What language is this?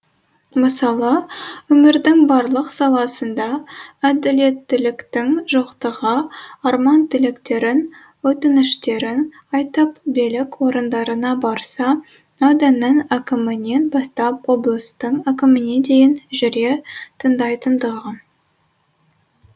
Kazakh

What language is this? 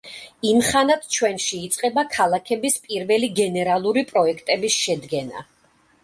Georgian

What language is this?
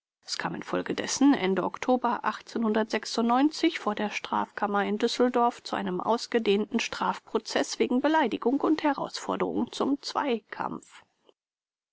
German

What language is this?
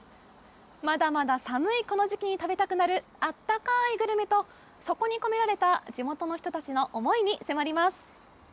Japanese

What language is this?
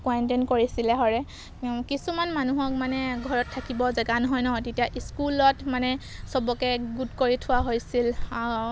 Assamese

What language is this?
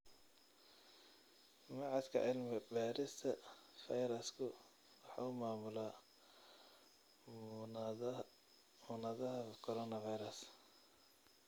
Somali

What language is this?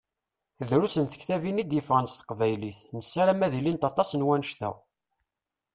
Kabyle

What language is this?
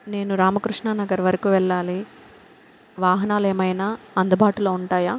Telugu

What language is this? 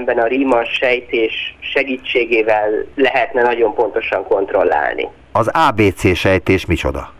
Hungarian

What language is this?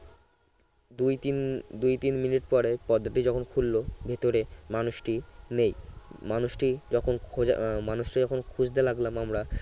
Bangla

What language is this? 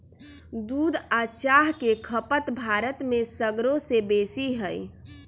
Magahi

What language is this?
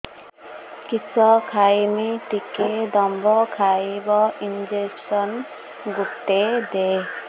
Odia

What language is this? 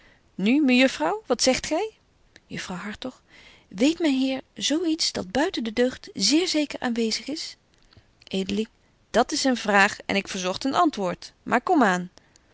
Dutch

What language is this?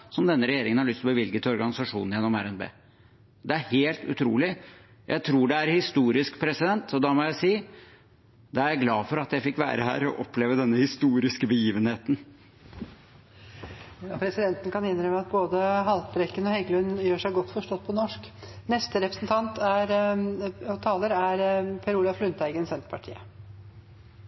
Norwegian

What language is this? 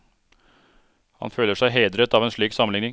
Norwegian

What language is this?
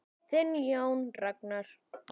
Icelandic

